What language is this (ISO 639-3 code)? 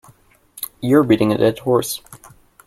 eng